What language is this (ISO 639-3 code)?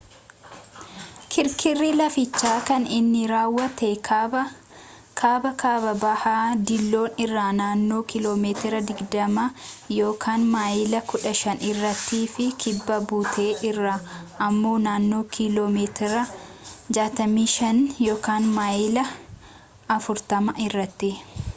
orm